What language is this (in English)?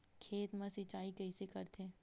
Chhattisgarhi